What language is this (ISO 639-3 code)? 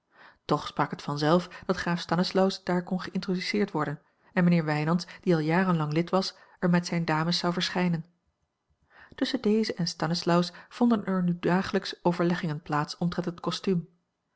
nld